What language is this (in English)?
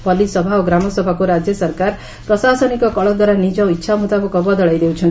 Odia